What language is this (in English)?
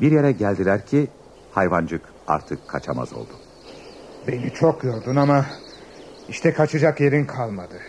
Turkish